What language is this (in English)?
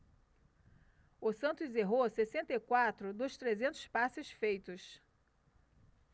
Portuguese